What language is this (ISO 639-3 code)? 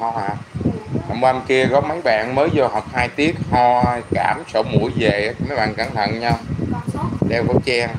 vie